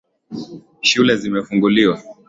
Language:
Swahili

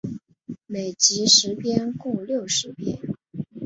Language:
Chinese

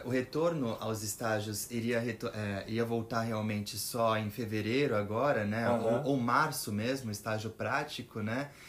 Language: Portuguese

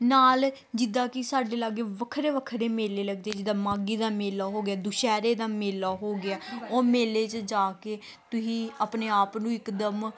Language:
Punjabi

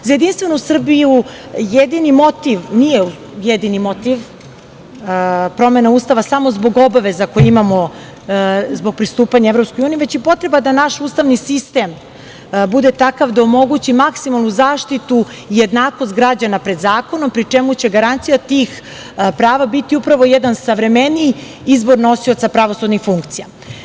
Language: Serbian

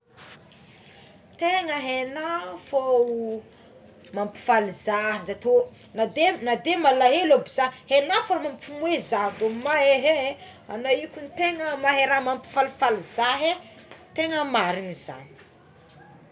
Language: Tsimihety Malagasy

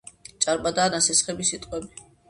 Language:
Georgian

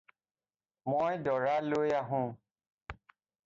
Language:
Assamese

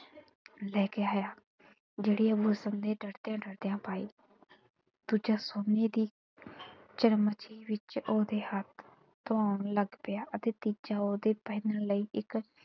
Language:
Punjabi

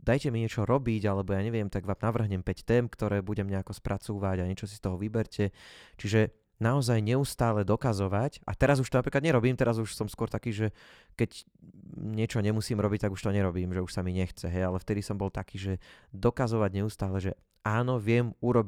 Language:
Slovak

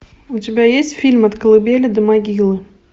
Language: Russian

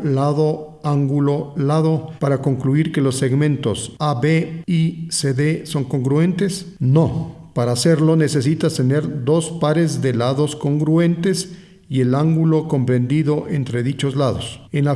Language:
Spanish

